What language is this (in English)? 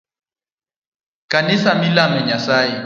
Luo (Kenya and Tanzania)